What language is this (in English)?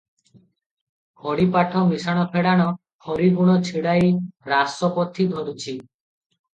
Odia